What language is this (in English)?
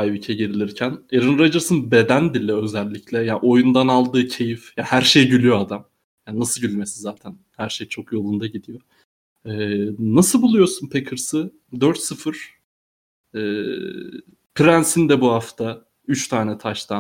Turkish